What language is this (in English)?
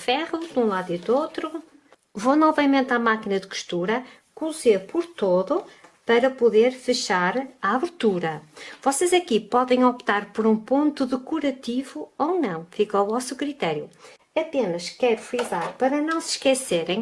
Portuguese